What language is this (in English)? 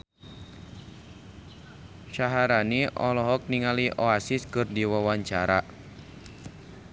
Sundanese